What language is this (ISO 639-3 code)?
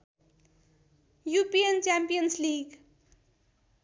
nep